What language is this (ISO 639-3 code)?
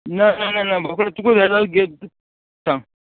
kok